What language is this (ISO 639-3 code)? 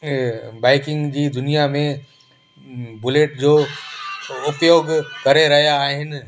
snd